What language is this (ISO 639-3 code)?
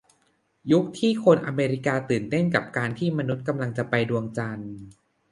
tha